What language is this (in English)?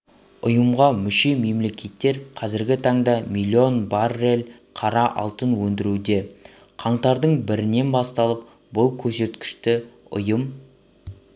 Kazakh